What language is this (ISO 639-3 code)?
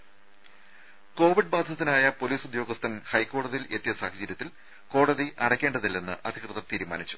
mal